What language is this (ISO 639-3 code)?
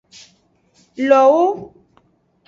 ajg